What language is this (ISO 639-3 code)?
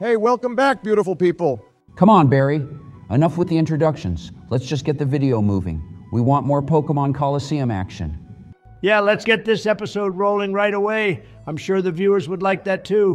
eng